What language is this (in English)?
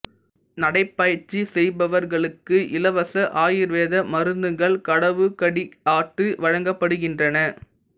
Tamil